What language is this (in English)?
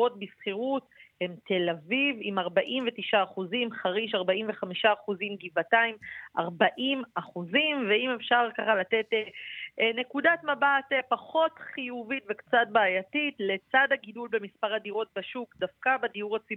Hebrew